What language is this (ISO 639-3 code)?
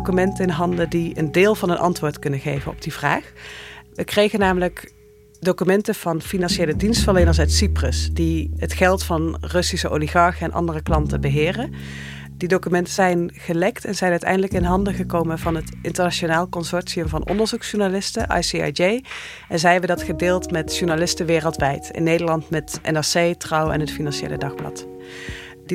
nld